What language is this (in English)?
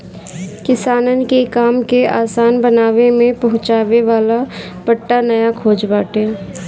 Bhojpuri